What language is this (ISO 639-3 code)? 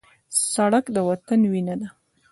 pus